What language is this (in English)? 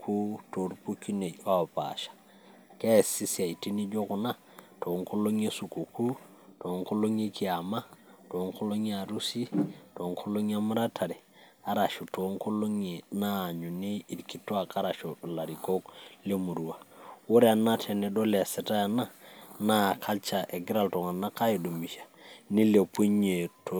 Masai